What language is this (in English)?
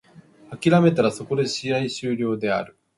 Japanese